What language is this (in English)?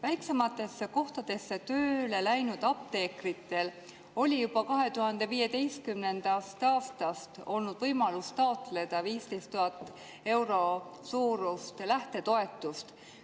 Estonian